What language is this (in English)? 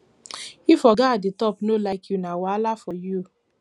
Nigerian Pidgin